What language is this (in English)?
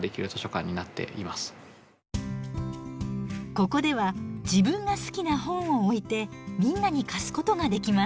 Japanese